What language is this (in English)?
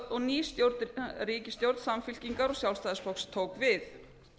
Icelandic